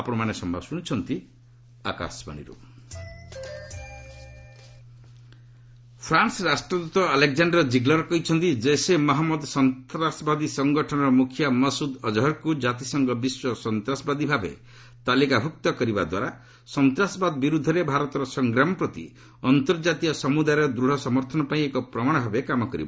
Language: Odia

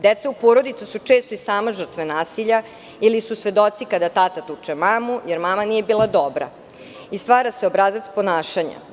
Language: Serbian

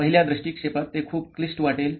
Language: Marathi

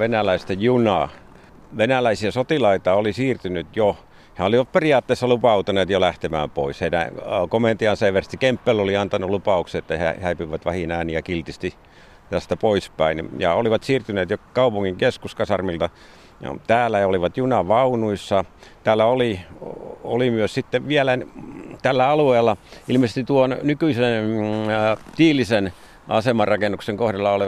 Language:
Finnish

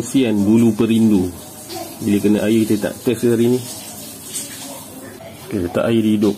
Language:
Malay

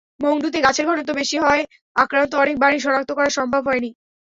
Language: Bangla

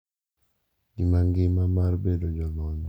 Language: Luo (Kenya and Tanzania)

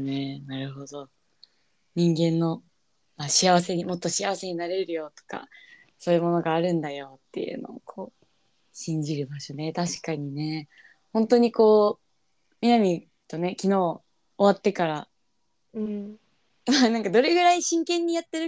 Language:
Japanese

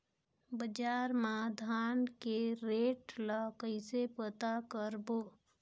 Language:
Chhattisgarhi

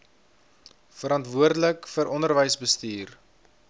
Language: Afrikaans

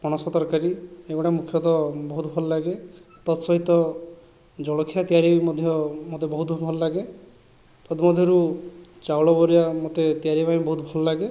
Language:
Odia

